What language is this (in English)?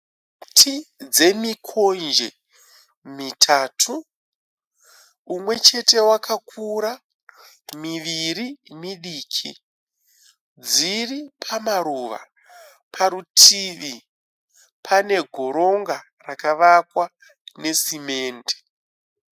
Shona